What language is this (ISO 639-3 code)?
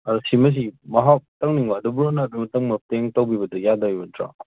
mni